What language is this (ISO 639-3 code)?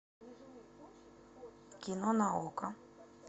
rus